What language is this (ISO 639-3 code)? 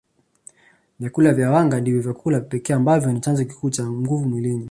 swa